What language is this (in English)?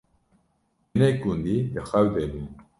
Kurdish